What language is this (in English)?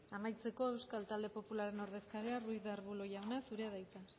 Basque